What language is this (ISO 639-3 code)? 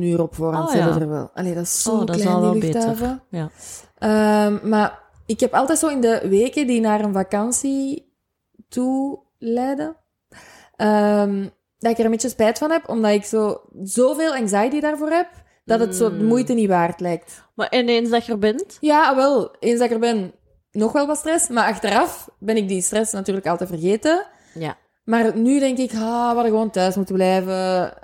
nld